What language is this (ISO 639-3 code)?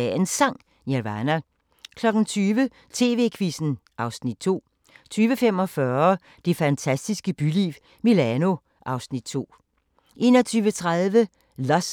dan